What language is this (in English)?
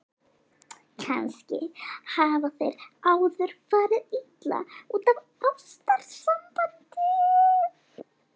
Icelandic